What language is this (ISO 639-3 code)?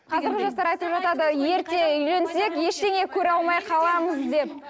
kaz